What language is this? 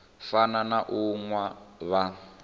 Venda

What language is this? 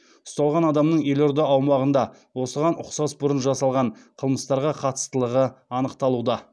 Kazakh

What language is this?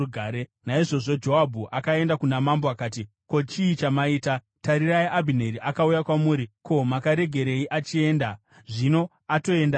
Shona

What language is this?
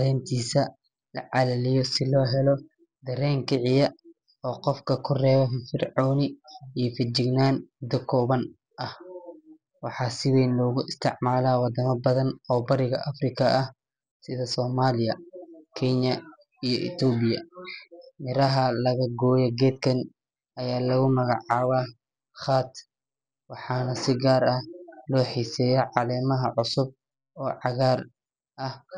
Somali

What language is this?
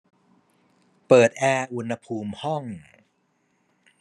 Thai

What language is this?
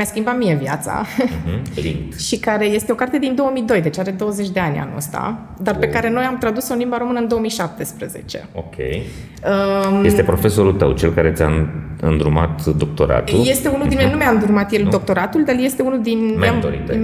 Romanian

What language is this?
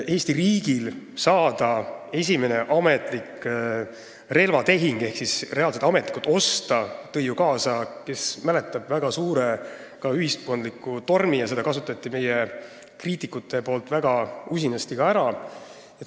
Estonian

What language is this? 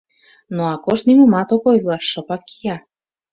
Mari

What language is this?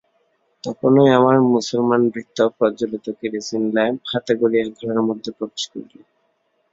Bangla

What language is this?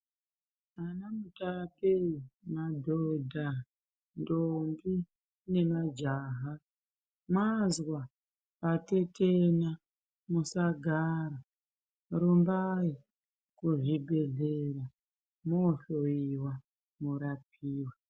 Ndau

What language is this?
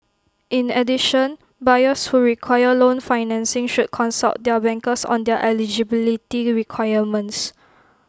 English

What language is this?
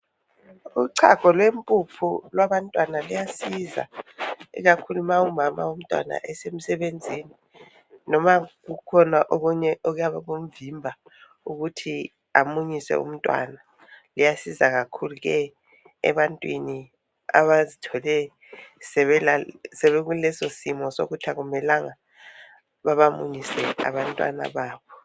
North Ndebele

